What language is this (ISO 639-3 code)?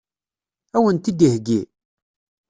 kab